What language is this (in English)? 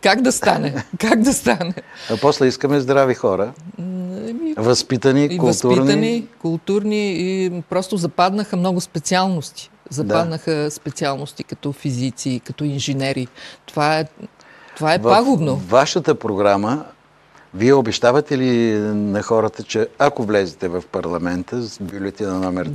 Bulgarian